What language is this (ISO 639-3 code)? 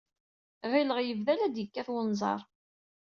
kab